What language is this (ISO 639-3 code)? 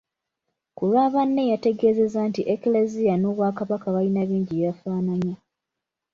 lug